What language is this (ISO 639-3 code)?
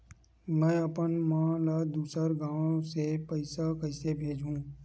hne